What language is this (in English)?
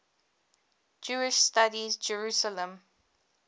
English